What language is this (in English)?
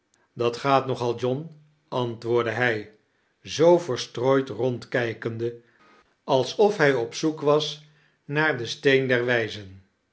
Dutch